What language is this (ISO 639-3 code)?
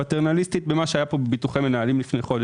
heb